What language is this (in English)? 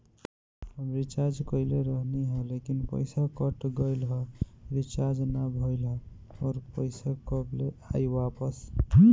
Bhojpuri